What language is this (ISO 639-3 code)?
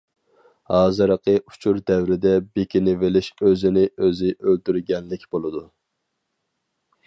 uig